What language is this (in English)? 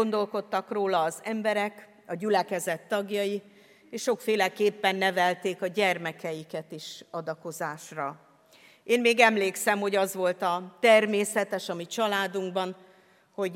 Hungarian